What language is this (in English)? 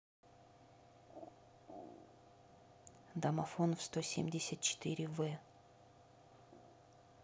Russian